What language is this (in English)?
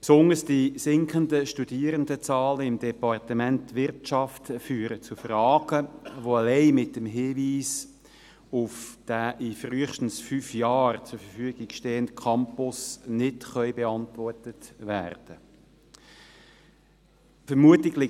Swiss German